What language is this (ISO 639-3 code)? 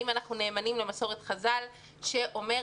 heb